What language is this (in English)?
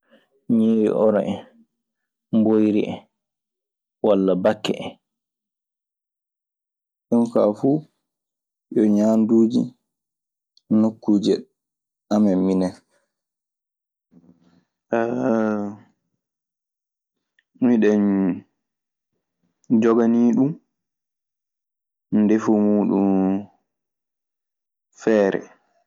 Maasina Fulfulde